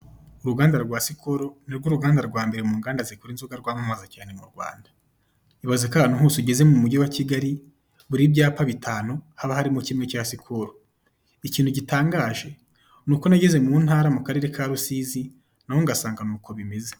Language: Kinyarwanda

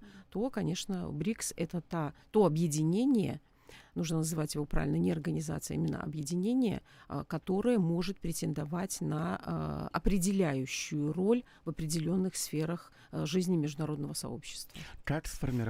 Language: Russian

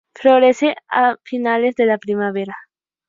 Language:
Spanish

